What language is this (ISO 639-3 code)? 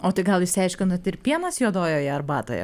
lit